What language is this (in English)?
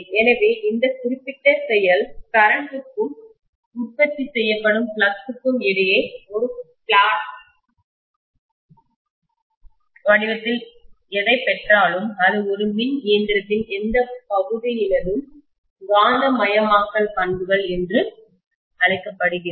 Tamil